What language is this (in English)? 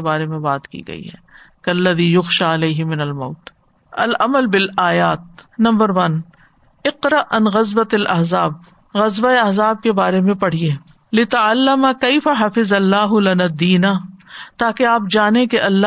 Urdu